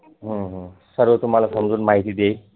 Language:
Marathi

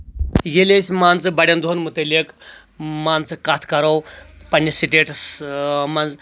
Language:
Kashmiri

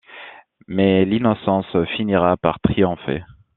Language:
French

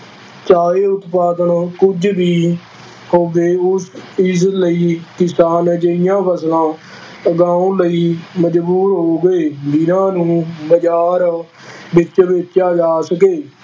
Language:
Punjabi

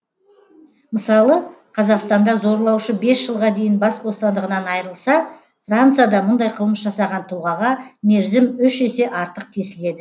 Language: Kazakh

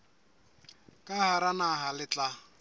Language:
Southern Sotho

